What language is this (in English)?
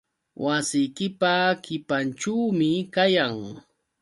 Yauyos Quechua